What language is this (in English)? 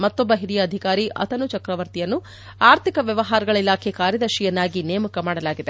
Kannada